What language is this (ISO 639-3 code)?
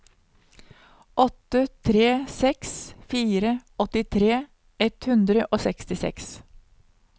nor